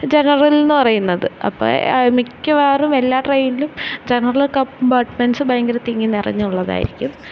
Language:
Malayalam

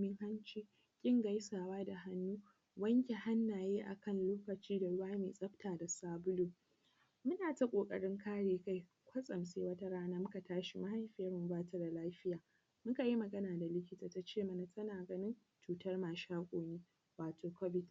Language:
Hausa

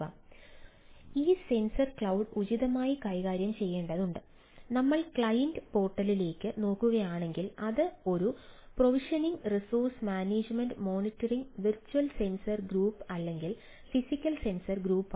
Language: Malayalam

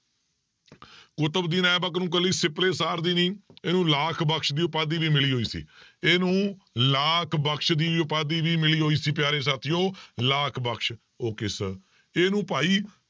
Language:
Punjabi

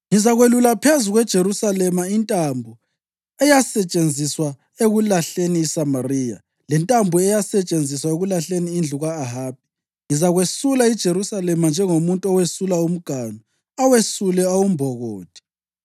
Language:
North Ndebele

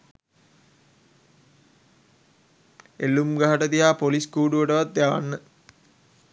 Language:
Sinhala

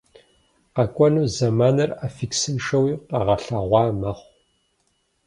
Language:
Kabardian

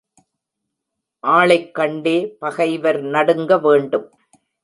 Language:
Tamil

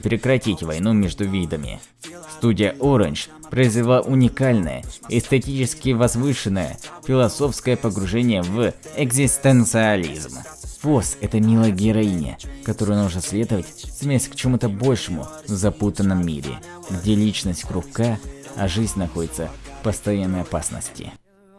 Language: Russian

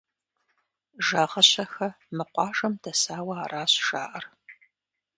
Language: Kabardian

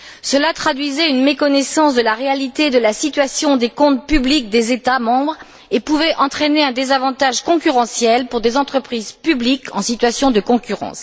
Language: French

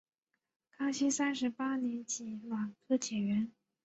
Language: Chinese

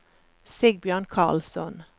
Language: Norwegian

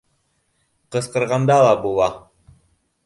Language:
Bashkir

